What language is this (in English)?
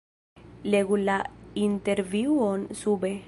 Esperanto